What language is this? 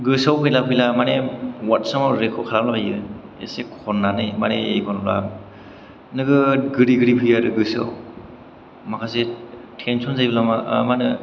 Bodo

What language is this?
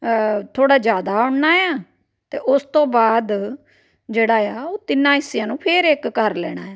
Punjabi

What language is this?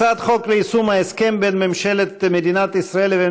Hebrew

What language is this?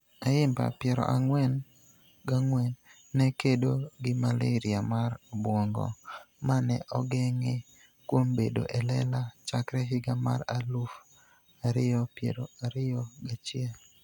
Luo (Kenya and Tanzania)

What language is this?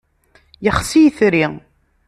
Kabyle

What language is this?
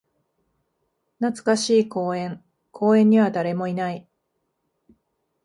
Japanese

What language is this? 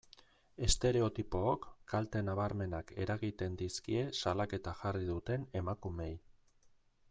Basque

